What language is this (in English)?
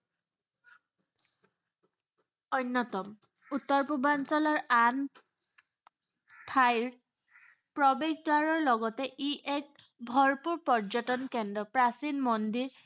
Assamese